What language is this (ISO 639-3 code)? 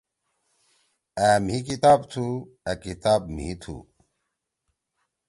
trw